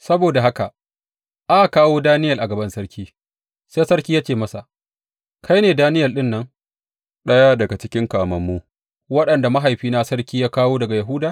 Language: Hausa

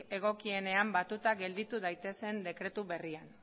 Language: Basque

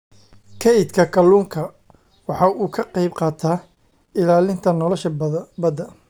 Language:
Somali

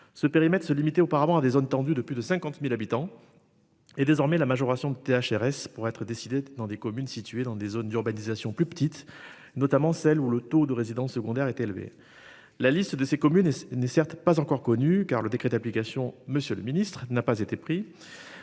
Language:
French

